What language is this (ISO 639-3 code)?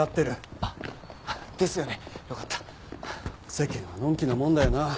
jpn